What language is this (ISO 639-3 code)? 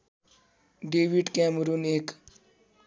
nep